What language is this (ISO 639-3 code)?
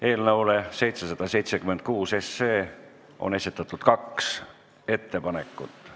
est